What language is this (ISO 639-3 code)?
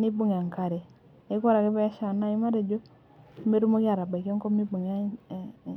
mas